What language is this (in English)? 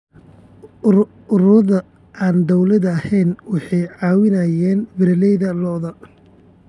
Somali